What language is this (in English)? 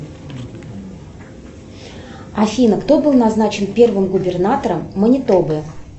Russian